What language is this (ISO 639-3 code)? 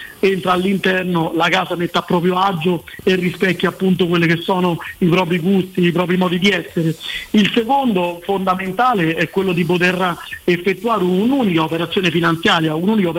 ita